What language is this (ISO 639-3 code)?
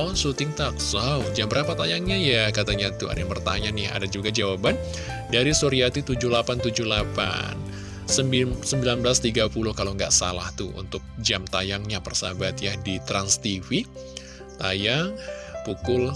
ind